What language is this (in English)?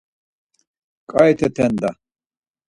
Laz